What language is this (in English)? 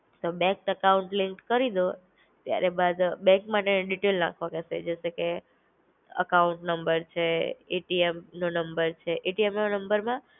Gujarati